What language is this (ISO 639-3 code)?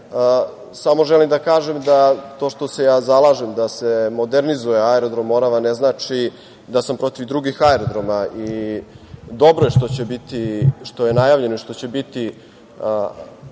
srp